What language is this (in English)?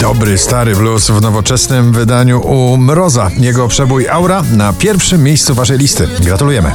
Polish